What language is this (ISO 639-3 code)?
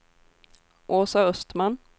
swe